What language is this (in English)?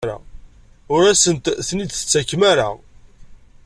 Kabyle